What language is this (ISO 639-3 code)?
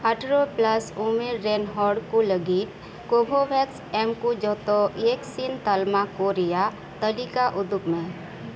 sat